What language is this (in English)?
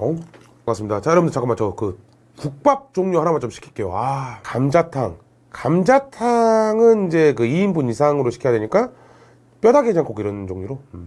Korean